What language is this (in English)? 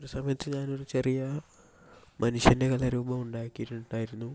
Malayalam